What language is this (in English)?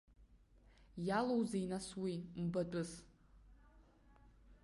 Abkhazian